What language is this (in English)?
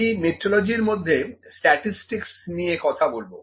Bangla